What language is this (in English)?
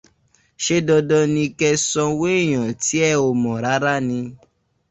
Yoruba